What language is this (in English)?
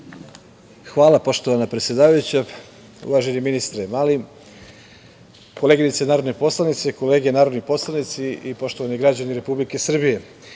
Serbian